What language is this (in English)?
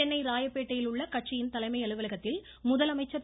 Tamil